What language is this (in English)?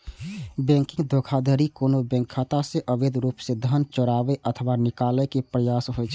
Maithili